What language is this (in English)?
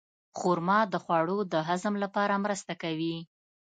Pashto